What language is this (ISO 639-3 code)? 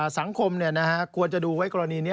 tha